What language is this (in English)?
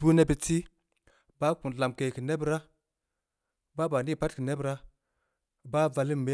Samba Leko